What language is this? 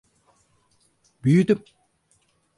Turkish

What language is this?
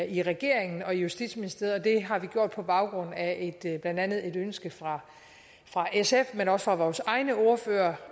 Danish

